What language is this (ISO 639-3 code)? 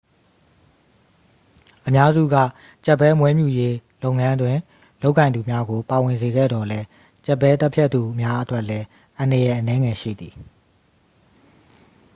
mya